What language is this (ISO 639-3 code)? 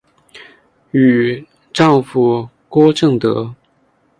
zho